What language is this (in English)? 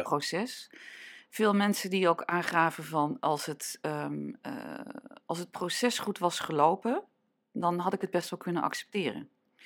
Dutch